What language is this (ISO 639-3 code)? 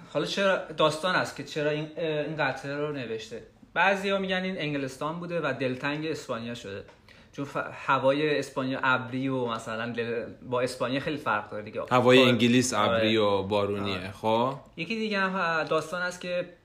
fas